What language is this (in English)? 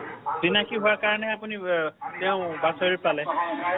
Assamese